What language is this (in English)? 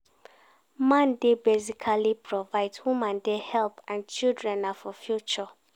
Nigerian Pidgin